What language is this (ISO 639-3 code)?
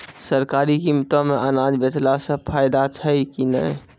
mai